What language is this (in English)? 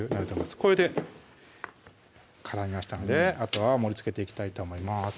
Japanese